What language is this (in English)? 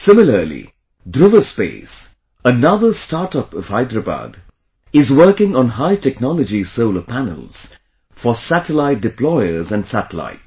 English